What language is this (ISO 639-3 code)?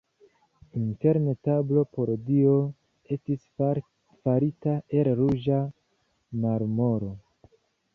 epo